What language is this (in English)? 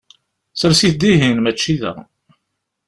Kabyle